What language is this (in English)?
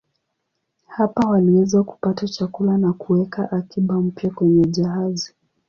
Swahili